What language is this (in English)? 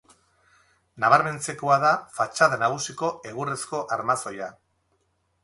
Basque